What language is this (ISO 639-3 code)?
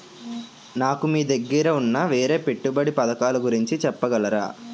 tel